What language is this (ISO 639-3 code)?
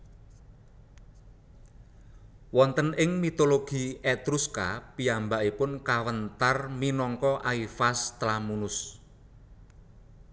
jav